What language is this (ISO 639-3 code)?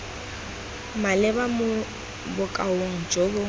tsn